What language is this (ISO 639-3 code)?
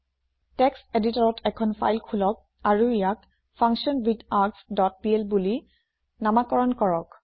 asm